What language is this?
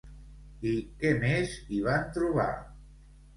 Catalan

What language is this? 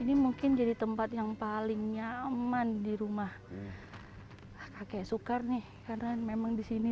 Indonesian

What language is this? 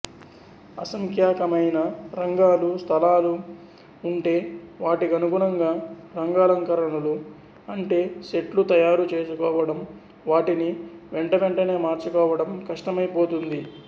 Telugu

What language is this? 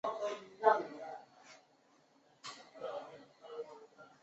Chinese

